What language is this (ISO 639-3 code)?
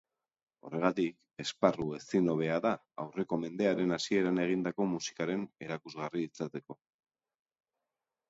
eus